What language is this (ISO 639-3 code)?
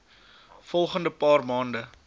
afr